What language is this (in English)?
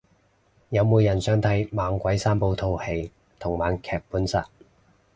Cantonese